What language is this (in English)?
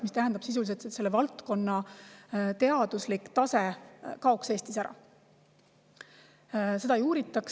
Estonian